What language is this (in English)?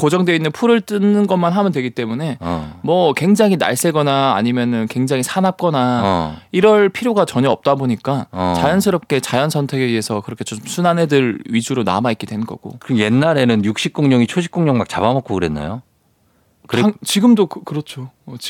Korean